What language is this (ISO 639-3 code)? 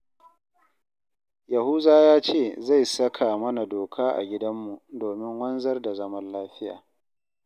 hau